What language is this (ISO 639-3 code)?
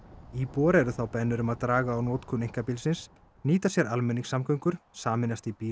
isl